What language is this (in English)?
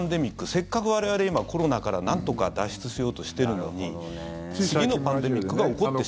Japanese